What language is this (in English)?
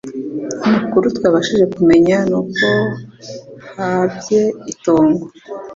Kinyarwanda